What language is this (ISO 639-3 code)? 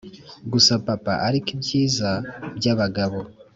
kin